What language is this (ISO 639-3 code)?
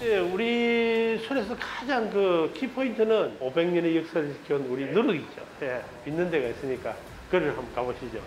kor